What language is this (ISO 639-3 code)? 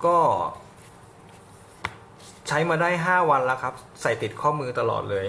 tha